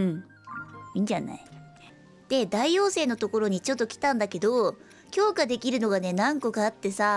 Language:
Japanese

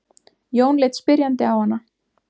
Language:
Icelandic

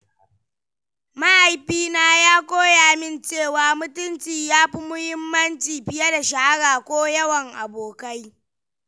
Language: Hausa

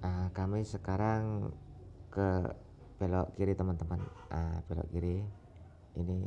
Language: Indonesian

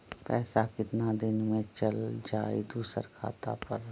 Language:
Magahi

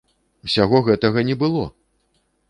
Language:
Belarusian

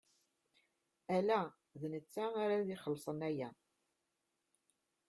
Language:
Kabyle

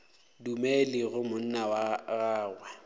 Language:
Northern Sotho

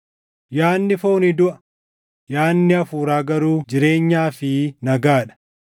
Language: Oromo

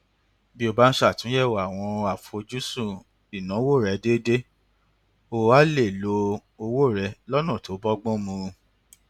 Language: Yoruba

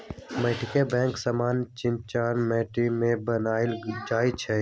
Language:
Magahi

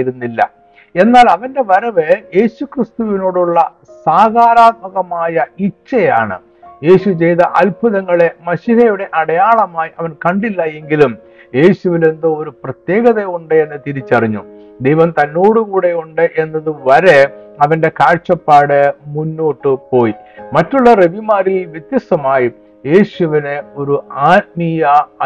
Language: Malayalam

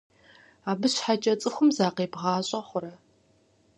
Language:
Kabardian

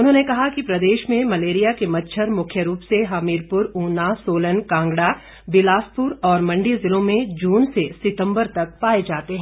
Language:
Hindi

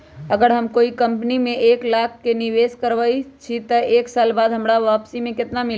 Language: Magahi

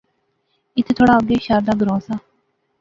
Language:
Pahari-Potwari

